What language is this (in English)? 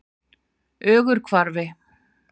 Icelandic